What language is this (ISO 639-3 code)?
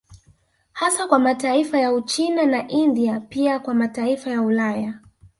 swa